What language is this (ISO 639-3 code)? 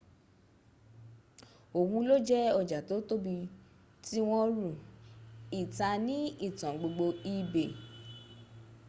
yor